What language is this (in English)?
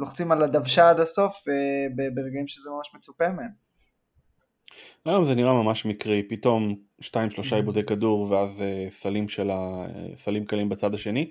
Hebrew